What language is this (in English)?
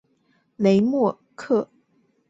Chinese